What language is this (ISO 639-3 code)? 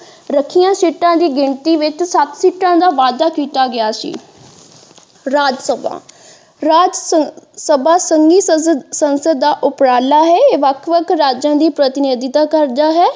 pan